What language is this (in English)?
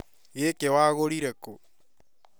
Kikuyu